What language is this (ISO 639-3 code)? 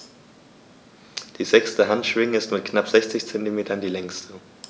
deu